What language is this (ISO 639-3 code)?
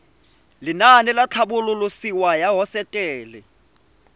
tsn